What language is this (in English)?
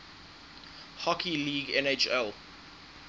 English